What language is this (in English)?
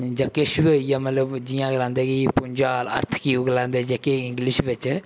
Dogri